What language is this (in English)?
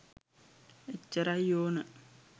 Sinhala